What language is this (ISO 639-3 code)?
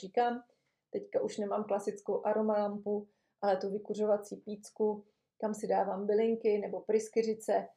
ces